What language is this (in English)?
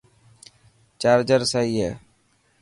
Dhatki